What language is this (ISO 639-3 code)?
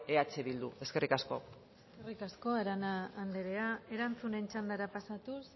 eus